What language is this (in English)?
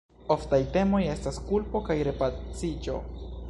Esperanto